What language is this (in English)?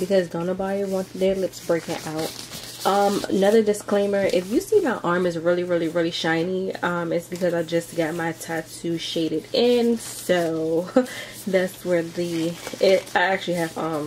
English